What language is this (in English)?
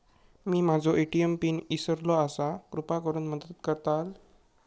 Marathi